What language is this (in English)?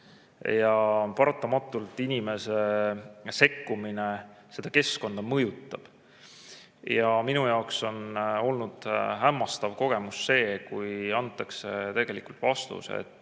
Estonian